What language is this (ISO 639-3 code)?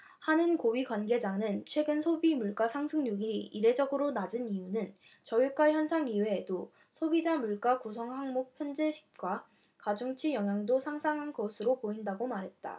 kor